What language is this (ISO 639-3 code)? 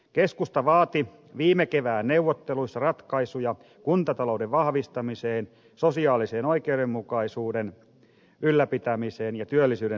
fin